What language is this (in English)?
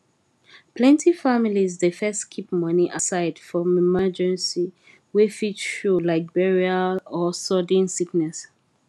Nigerian Pidgin